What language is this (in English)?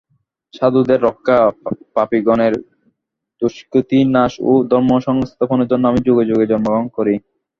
Bangla